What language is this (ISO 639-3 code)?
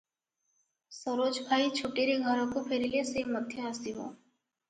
ori